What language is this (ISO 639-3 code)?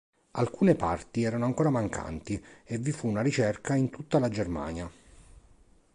ita